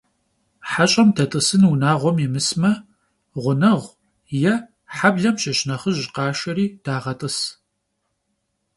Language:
Kabardian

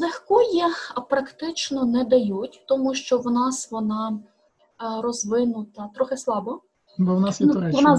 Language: Ukrainian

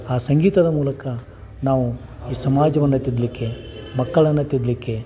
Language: Kannada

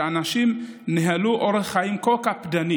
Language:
Hebrew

